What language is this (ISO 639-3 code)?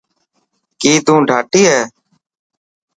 mki